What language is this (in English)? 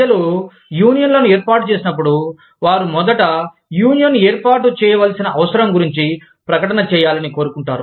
Telugu